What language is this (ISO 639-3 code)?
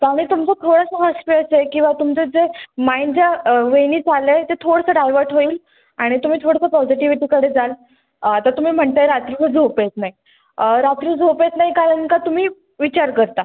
mar